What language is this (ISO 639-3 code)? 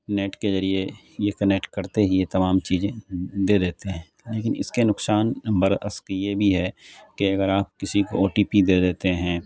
urd